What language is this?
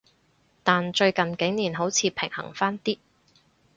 Cantonese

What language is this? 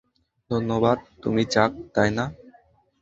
Bangla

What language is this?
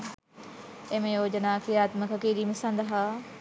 Sinhala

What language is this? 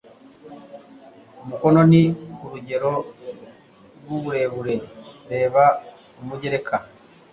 Kinyarwanda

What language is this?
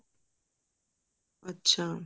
Punjabi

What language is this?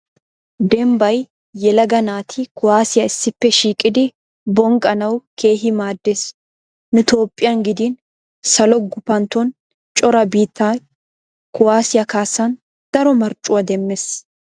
Wolaytta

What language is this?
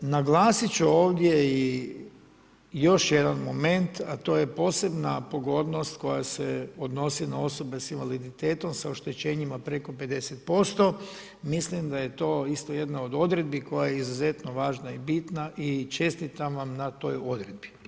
Croatian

